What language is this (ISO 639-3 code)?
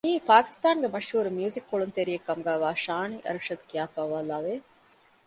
div